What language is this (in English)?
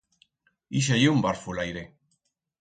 Aragonese